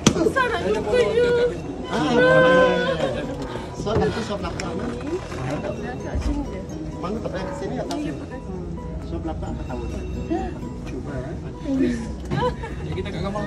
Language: Malay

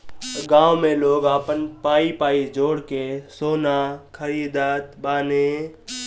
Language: Bhojpuri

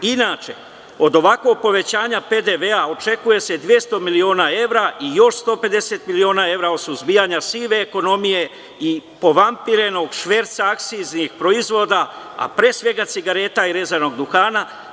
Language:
Serbian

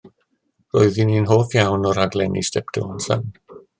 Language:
Welsh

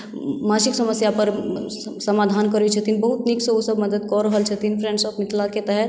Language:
Maithili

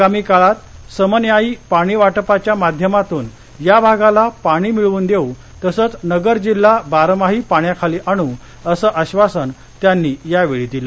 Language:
Marathi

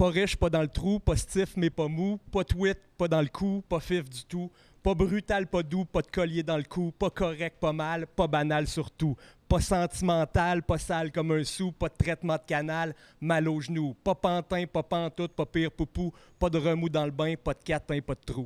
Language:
French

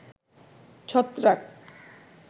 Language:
Bangla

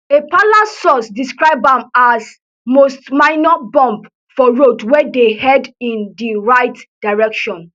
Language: Nigerian Pidgin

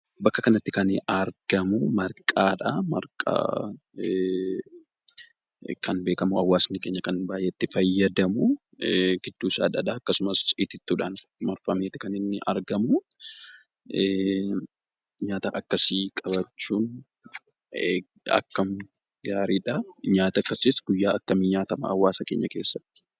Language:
Oromo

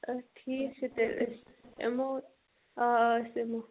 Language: Kashmiri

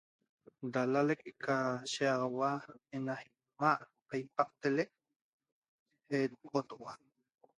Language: Toba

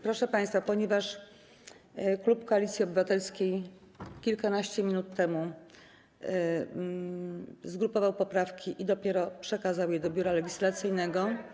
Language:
Polish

